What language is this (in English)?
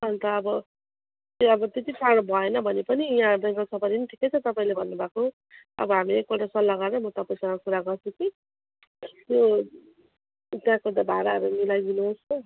Nepali